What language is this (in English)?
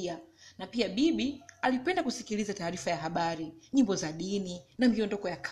Swahili